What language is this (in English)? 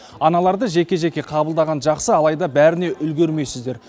Kazakh